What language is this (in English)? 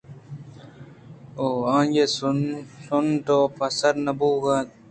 Eastern Balochi